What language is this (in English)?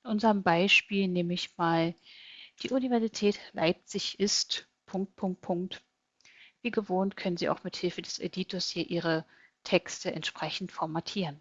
German